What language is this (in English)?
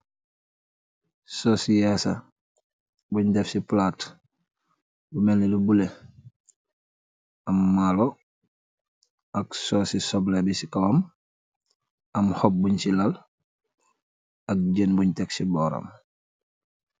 Wolof